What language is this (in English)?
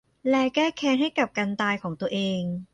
Thai